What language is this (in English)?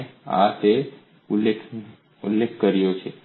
Gujarati